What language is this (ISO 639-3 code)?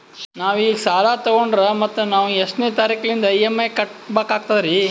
kan